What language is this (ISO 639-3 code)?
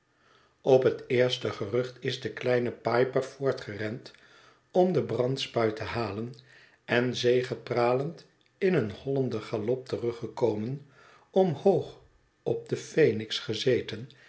nld